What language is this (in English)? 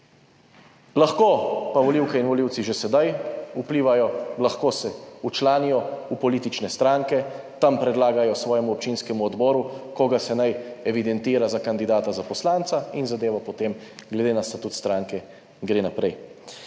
Slovenian